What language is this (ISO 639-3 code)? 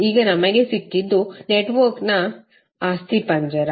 kan